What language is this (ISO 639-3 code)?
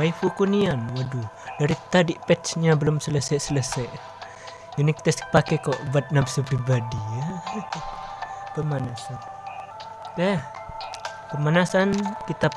ind